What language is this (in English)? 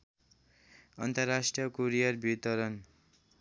Nepali